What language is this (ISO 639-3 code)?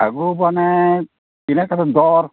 sat